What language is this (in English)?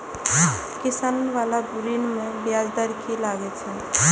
Maithili